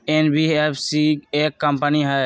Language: Magahi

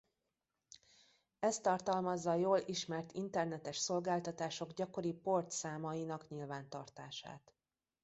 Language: Hungarian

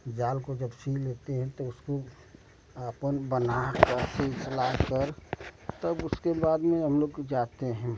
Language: Hindi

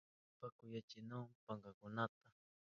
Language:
Southern Pastaza Quechua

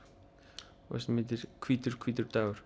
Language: Icelandic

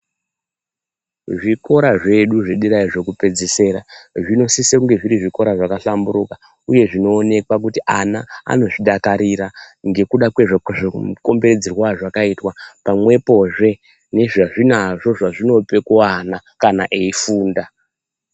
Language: Ndau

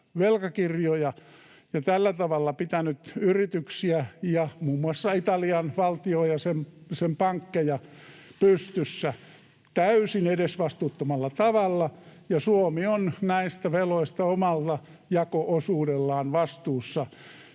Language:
Finnish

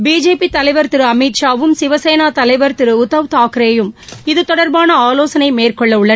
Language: Tamil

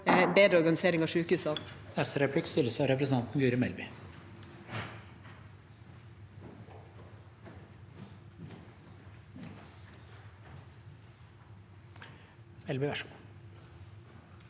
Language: Norwegian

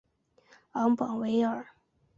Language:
Chinese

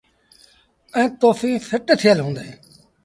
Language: Sindhi Bhil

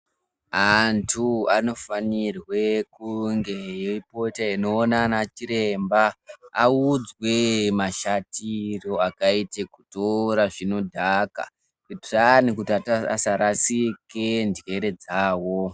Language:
Ndau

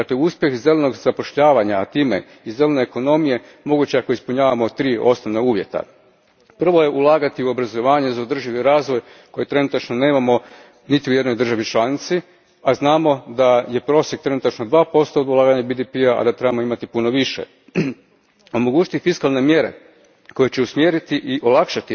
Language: Croatian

